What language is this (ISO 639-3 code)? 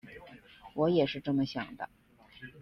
zho